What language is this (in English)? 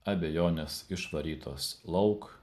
Lithuanian